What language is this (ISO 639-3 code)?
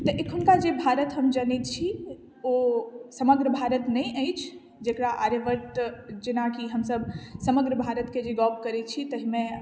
mai